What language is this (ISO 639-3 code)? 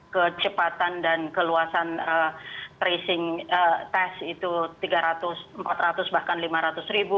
ind